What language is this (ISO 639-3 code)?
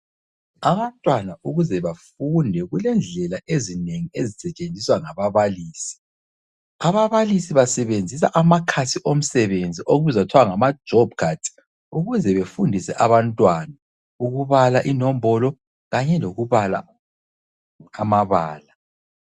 nde